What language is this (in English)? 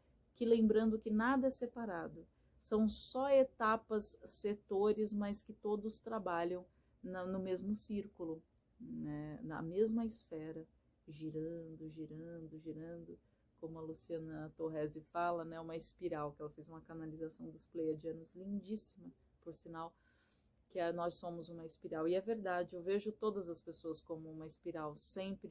Portuguese